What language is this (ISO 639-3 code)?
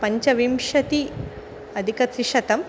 san